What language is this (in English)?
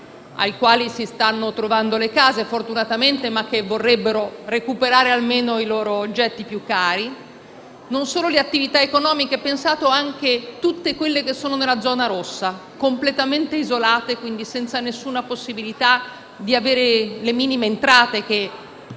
Italian